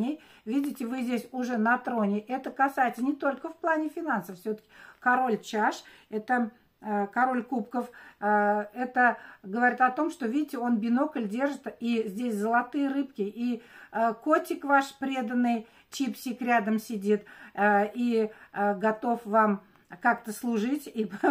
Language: Russian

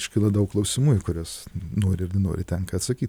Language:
Lithuanian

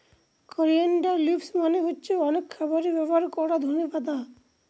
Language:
Bangla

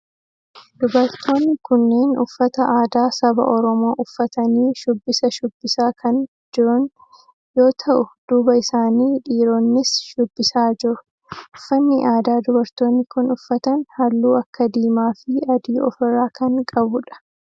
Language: Oromo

